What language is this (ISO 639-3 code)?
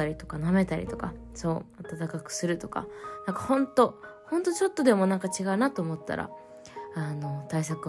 jpn